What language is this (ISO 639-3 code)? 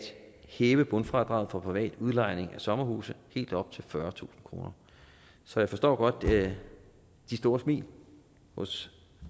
dan